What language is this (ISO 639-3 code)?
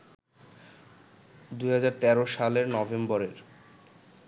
ben